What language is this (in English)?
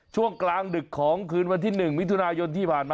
Thai